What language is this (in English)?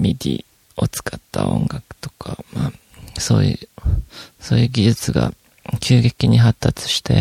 Japanese